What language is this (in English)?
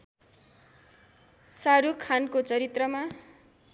Nepali